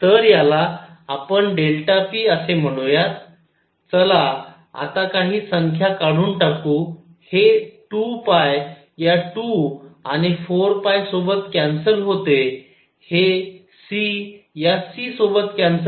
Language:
Marathi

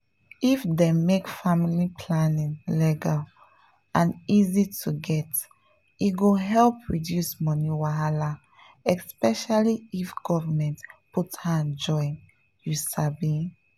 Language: Nigerian Pidgin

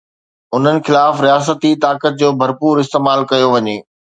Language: Sindhi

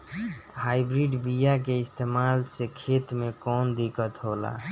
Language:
Bhojpuri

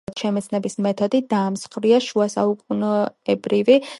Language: Georgian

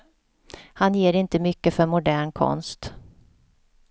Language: Swedish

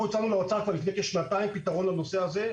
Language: Hebrew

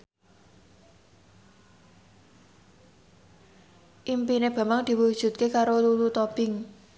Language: Javanese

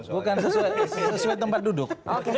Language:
Indonesian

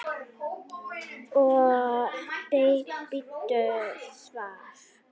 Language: Icelandic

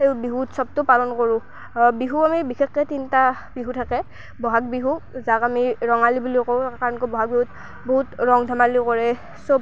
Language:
Assamese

